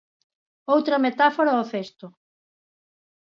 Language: Galician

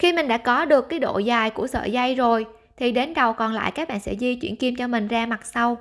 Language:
Vietnamese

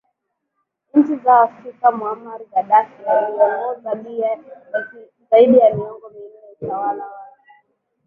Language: Swahili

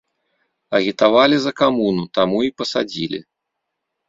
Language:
Belarusian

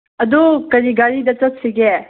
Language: Manipuri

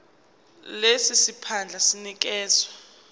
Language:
Zulu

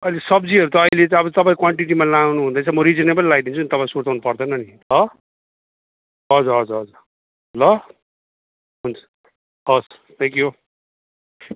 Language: Nepali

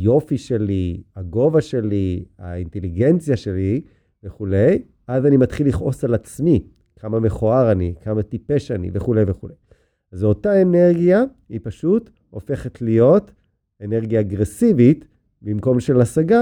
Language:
Hebrew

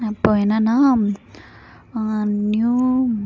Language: Tamil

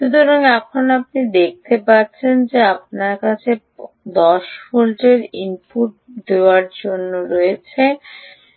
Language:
Bangla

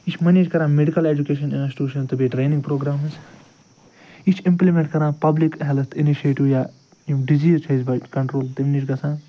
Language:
Kashmiri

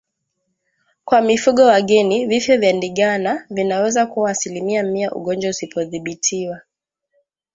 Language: Swahili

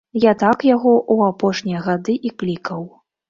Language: Belarusian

